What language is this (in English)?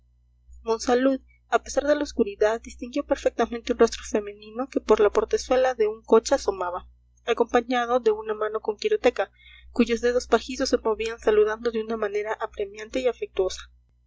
Spanish